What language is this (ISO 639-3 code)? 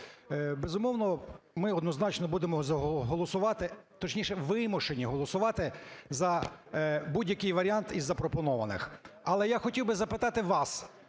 ukr